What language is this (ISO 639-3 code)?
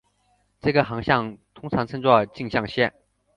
zho